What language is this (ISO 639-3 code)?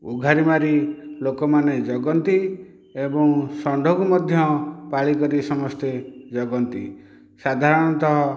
ori